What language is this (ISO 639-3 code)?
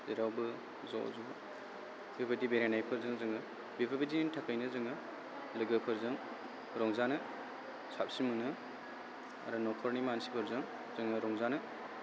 brx